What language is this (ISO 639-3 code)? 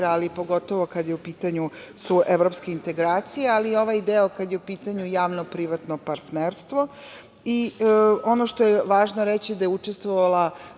srp